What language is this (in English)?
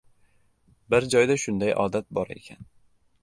Uzbek